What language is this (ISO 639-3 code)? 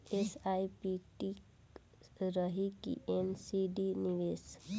bho